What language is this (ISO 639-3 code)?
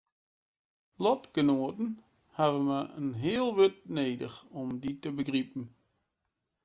fry